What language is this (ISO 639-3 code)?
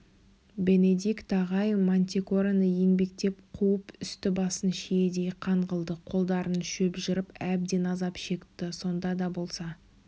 kaz